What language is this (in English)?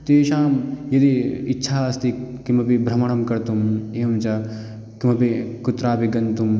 Sanskrit